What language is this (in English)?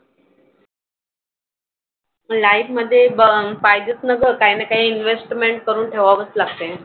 Marathi